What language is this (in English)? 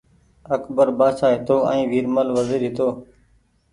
Goaria